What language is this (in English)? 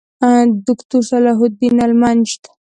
Pashto